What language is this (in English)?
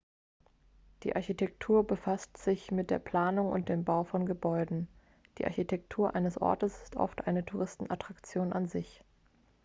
German